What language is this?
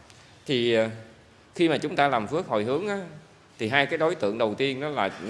Vietnamese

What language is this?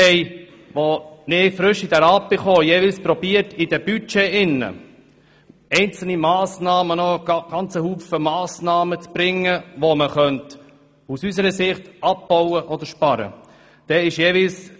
Swiss German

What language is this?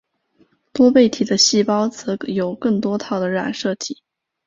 Chinese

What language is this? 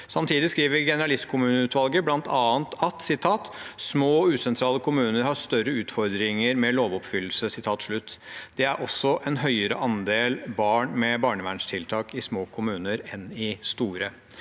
Norwegian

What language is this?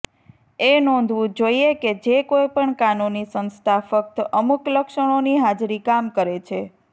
Gujarati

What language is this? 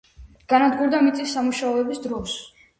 Georgian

